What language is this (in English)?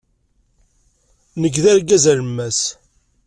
Kabyle